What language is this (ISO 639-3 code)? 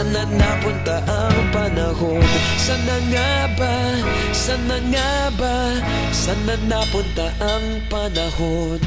ara